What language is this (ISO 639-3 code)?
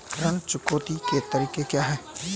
hin